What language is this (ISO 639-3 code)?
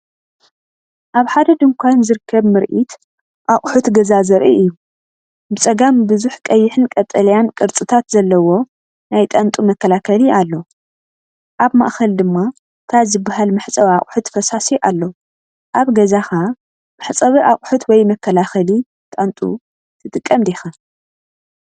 tir